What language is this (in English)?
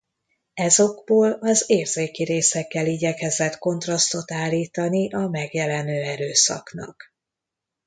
Hungarian